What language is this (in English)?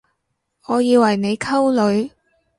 Cantonese